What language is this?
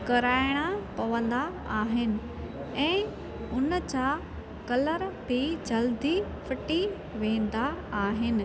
Sindhi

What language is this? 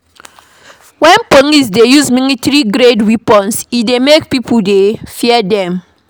Nigerian Pidgin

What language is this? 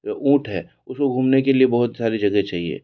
Hindi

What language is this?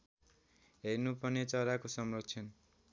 Nepali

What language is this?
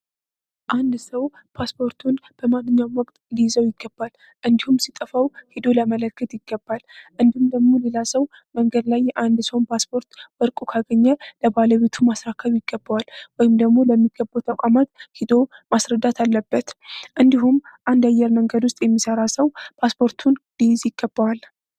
Amharic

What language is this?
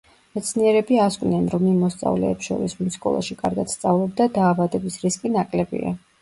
Georgian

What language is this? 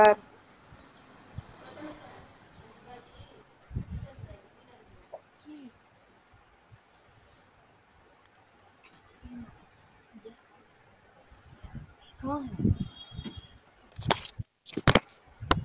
Tamil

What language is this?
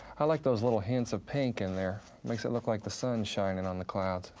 English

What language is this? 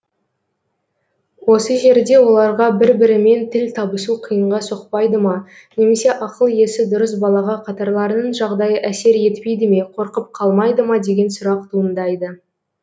Kazakh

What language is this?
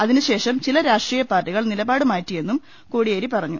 Malayalam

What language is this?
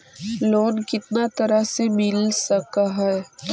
Magahi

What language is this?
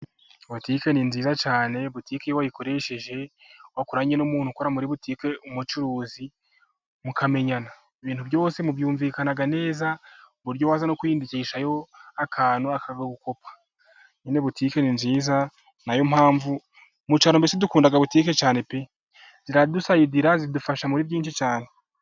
Kinyarwanda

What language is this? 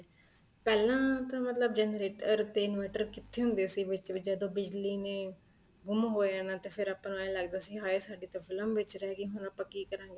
Punjabi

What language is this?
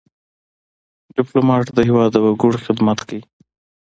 Pashto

